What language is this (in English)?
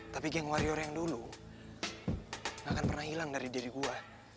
Indonesian